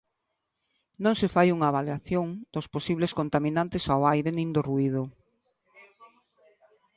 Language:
Galician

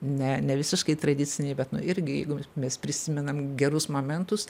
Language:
Lithuanian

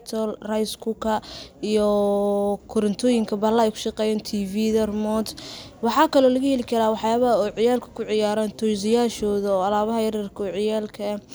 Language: Somali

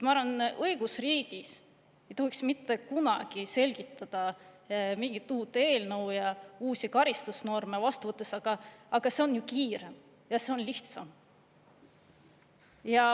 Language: Estonian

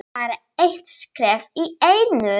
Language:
Icelandic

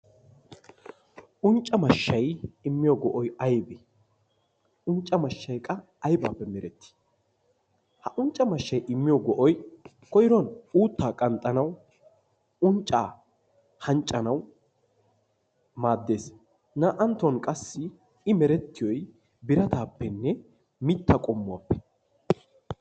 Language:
Wolaytta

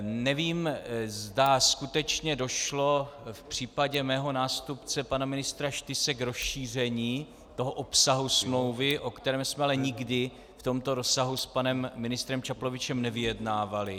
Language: Czech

